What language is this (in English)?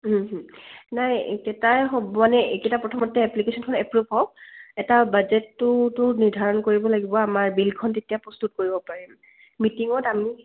Assamese